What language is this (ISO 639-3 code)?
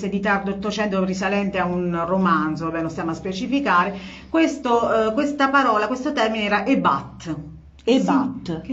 ita